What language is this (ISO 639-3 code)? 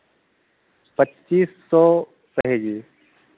hin